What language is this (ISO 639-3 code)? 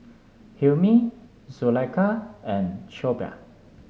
eng